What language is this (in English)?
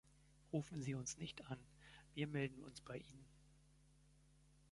German